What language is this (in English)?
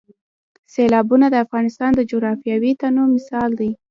Pashto